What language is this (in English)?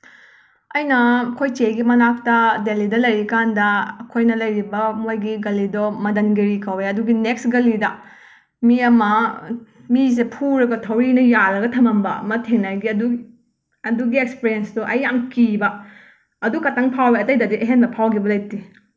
Manipuri